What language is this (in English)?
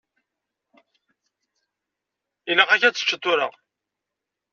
Kabyle